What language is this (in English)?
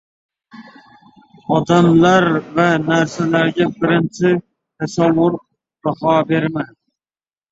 Uzbek